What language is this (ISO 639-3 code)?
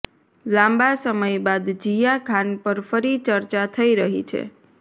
guj